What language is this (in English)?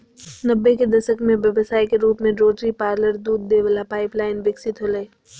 Magahi